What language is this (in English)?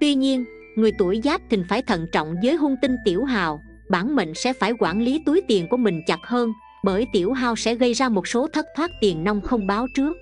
Vietnamese